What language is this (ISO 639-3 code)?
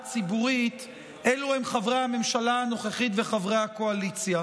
heb